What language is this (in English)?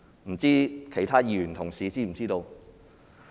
Cantonese